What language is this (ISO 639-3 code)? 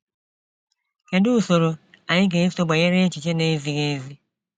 ibo